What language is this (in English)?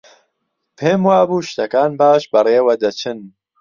Central Kurdish